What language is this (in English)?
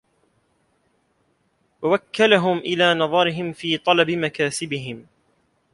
Arabic